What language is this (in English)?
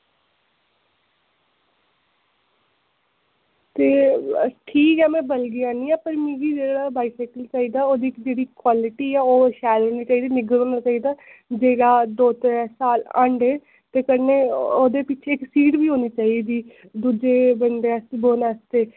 Dogri